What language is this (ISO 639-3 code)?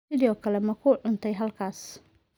som